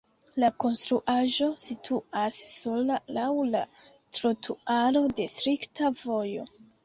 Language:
Esperanto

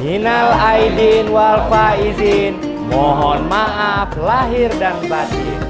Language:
Indonesian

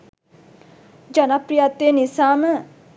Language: Sinhala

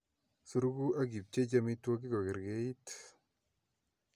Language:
Kalenjin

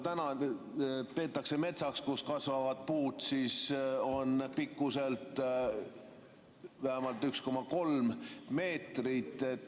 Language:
Estonian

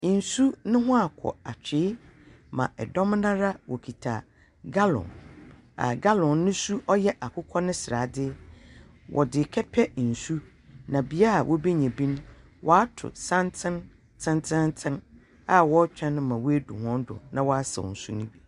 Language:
Akan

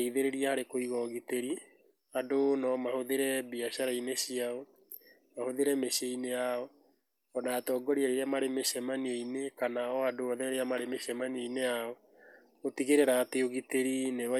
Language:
Kikuyu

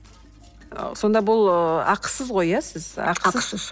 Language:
Kazakh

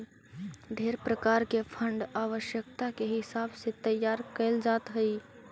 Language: Magahi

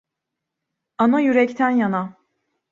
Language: Turkish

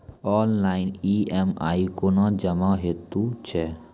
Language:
Maithili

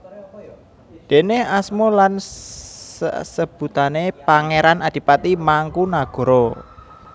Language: Javanese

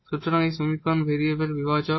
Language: Bangla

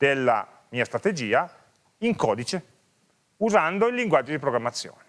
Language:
Italian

